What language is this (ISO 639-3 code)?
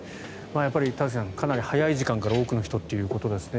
jpn